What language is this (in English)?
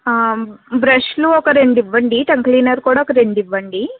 Telugu